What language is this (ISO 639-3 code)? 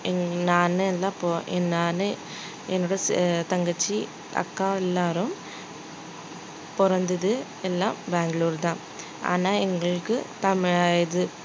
tam